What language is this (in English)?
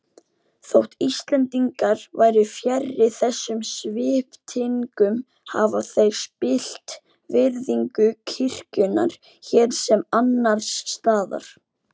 Icelandic